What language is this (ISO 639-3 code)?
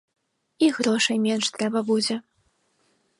bel